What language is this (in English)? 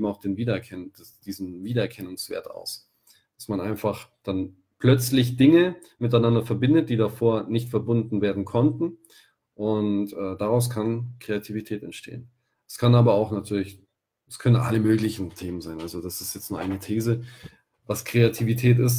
German